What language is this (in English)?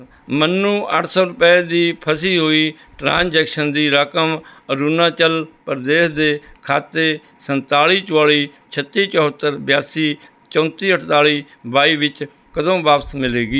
Punjabi